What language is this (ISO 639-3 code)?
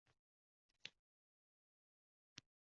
uzb